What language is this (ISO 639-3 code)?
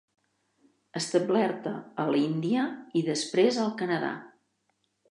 cat